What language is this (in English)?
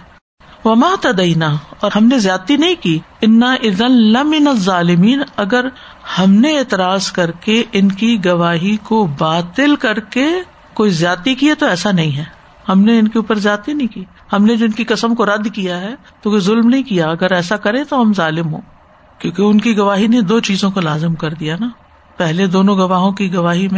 Urdu